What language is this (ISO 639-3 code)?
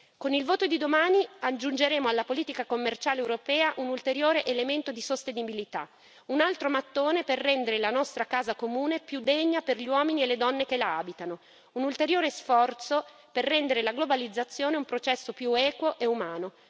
ita